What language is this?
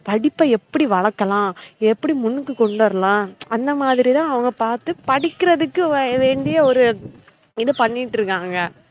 Tamil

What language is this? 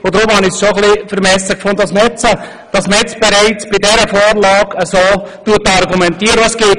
Swiss German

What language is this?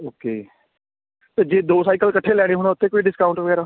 Punjabi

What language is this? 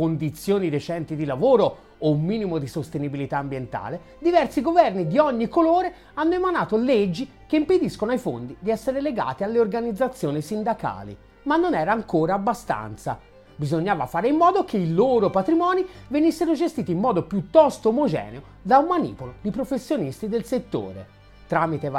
Italian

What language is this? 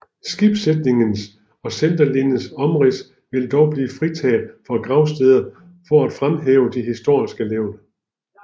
Danish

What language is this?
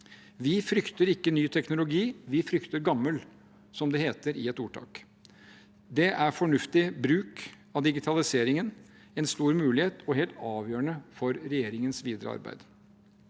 Norwegian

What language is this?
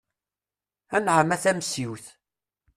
Kabyle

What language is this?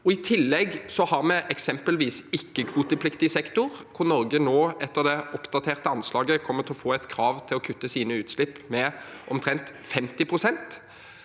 Norwegian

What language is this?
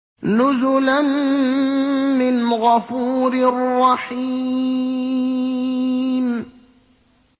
Arabic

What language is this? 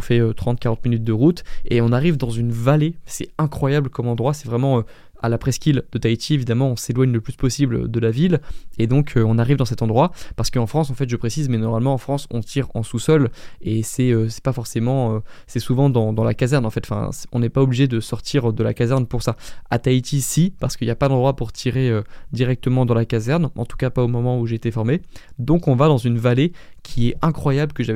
French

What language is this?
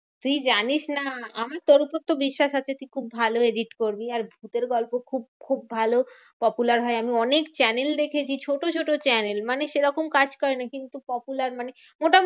Bangla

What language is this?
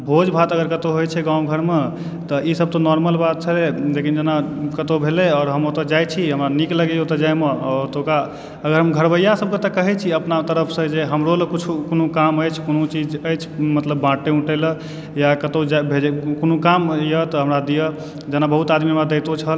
Maithili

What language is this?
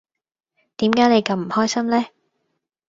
Cantonese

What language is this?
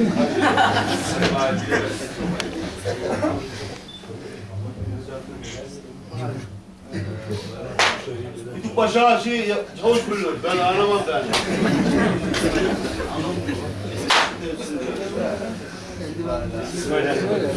Turkish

